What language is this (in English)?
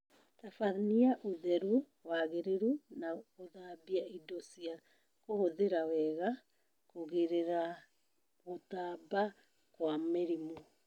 Kikuyu